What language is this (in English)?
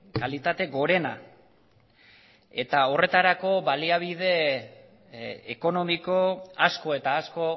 Basque